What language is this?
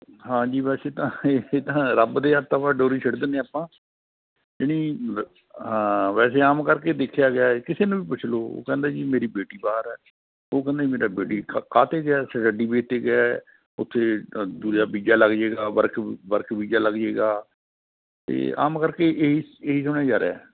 Punjabi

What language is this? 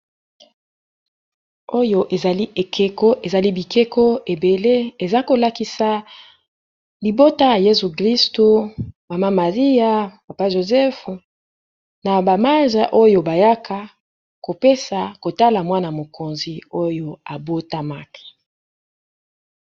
Lingala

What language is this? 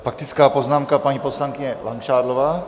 Czech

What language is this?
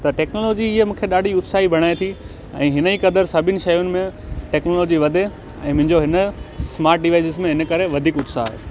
Sindhi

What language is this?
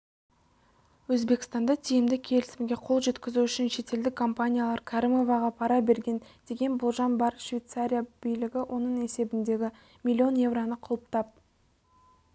Kazakh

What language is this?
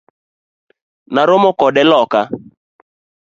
Luo (Kenya and Tanzania)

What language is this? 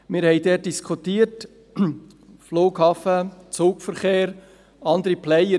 Swiss German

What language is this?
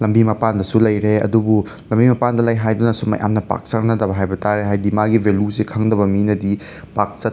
Manipuri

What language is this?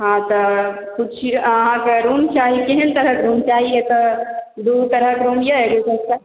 Maithili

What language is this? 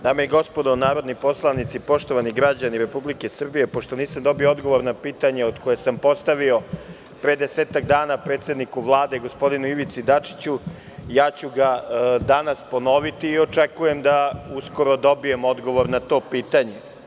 Serbian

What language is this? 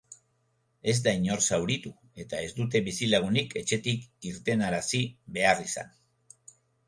Basque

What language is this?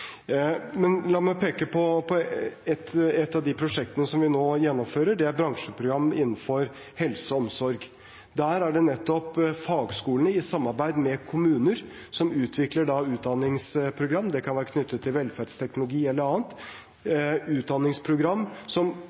Norwegian Bokmål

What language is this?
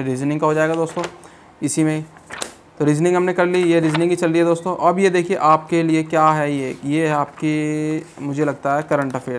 Hindi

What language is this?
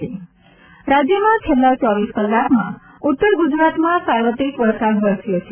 Gujarati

